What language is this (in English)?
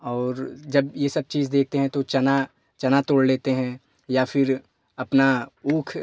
Hindi